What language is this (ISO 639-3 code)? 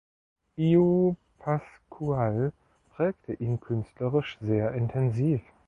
deu